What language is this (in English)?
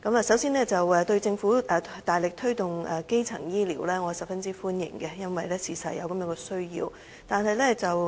Cantonese